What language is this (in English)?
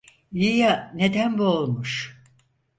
Turkish